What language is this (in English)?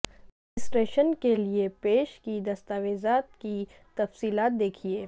Urdu